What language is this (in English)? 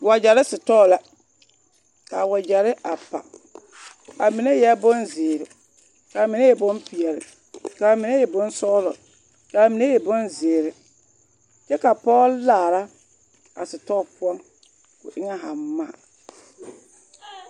Southern Dagaare